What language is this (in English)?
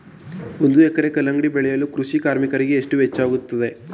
Kannada